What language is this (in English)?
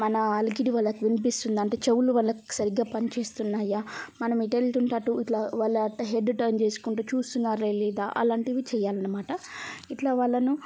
Telugu